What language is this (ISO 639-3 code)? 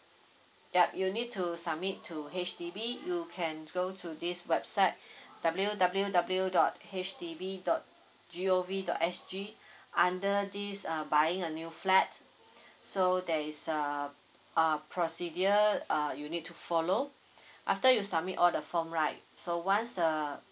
eng